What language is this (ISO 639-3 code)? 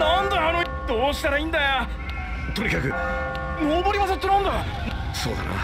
jpn